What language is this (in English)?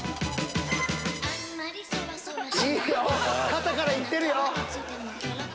Japanese